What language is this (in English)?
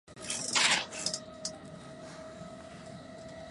Japanese